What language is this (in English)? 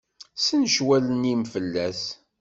Kabyle